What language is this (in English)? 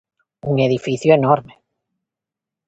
Galician